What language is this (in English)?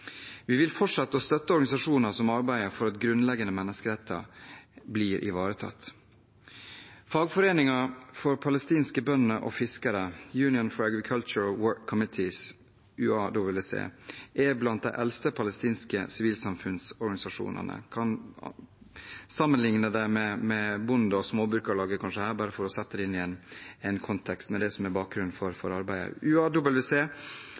Norwegian Bokmål